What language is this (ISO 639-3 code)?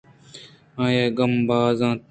bgp